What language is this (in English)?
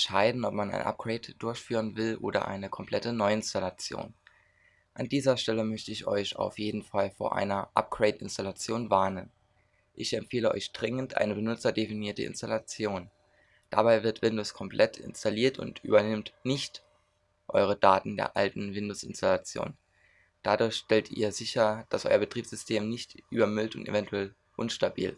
German